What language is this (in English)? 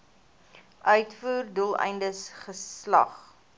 Afrikaans